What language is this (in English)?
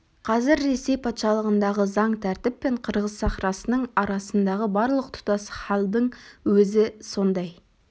Kazakh